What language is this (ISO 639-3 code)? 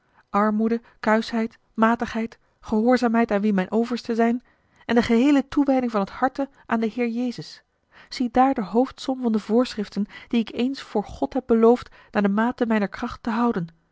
nld